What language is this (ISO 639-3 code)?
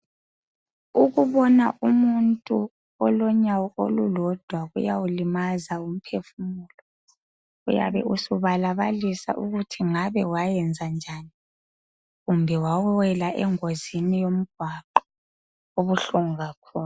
nde